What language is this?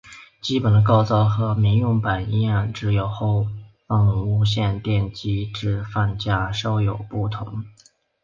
Chinese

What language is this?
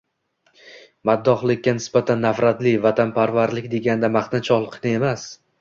Uzbek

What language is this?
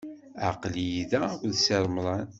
Kabyle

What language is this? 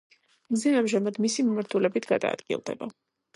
Georgian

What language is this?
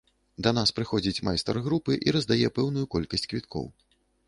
Belarusian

